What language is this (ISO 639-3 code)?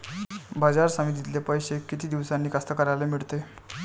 mar